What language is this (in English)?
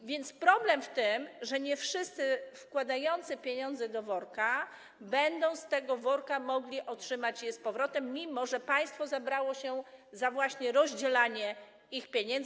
Polish